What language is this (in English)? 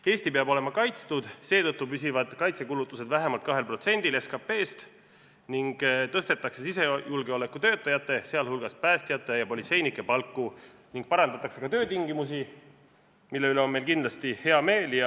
Estonian